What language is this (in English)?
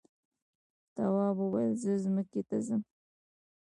Pashto